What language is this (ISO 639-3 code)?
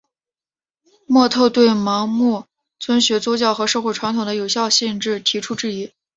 zho